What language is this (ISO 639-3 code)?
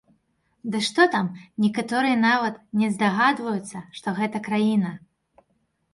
bel